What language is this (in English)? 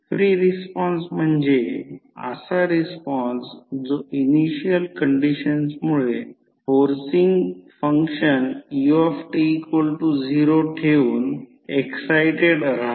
Marathi